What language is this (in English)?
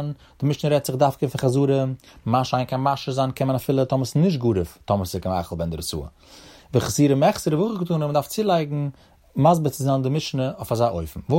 Hebrew